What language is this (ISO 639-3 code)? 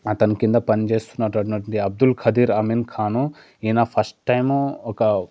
tel